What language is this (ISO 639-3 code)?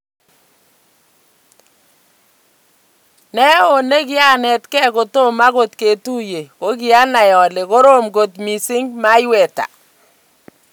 kln